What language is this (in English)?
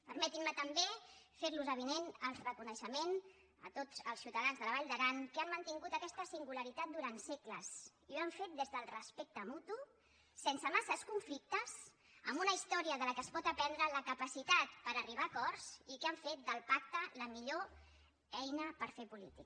Catalan